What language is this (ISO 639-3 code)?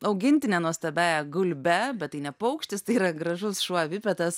lit